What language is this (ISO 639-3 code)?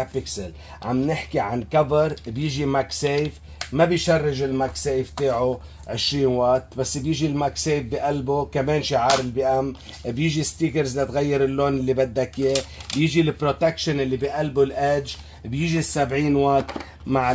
ara